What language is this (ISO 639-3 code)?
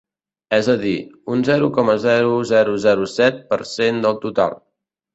cat